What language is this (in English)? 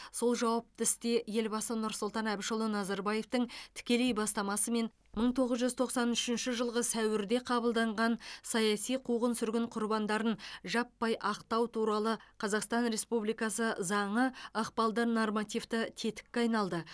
Kazakh